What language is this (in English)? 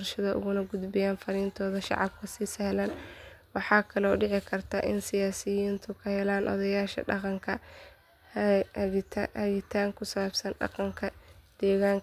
Somali